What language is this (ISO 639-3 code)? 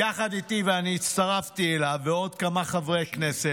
heb